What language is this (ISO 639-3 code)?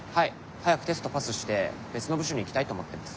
jpn